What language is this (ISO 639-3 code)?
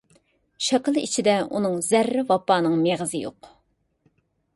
uig